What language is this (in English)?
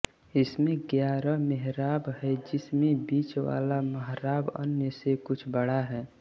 Hindi